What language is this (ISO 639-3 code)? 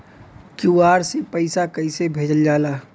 bho